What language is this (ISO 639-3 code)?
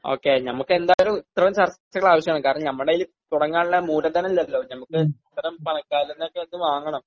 mal